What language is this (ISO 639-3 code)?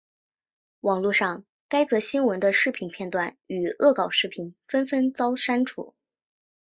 zho